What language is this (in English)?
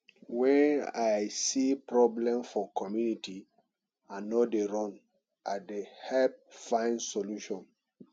Nigerian Pidgin